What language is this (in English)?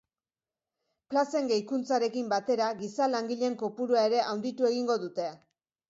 Basque